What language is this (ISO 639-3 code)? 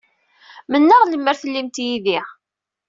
kab